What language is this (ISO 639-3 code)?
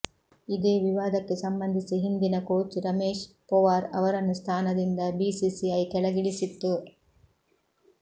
kan